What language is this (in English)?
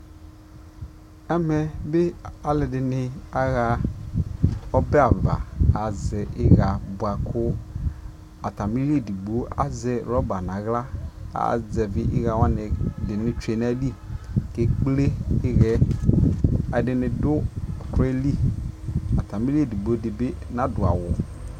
Ikposo